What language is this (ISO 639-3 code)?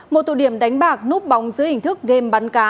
vie